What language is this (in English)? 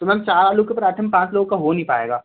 Hindi